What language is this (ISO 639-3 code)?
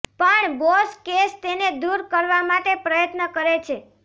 guj